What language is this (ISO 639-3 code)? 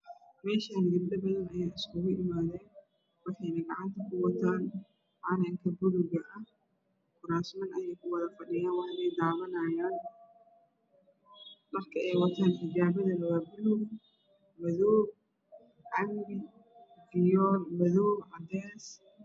som